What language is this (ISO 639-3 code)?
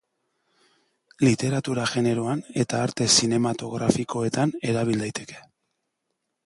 eus